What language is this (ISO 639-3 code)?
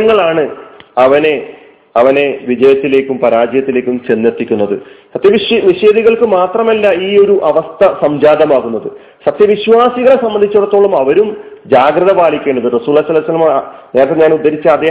mal